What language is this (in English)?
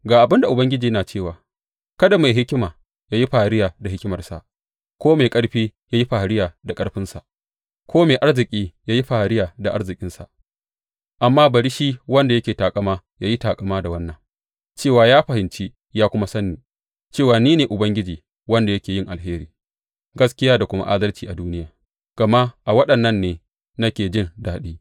Hausa